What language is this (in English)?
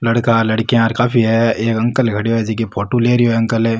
Rajasthani